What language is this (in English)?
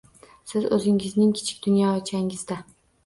Uzbek